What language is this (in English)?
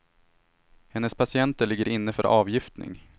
Swedish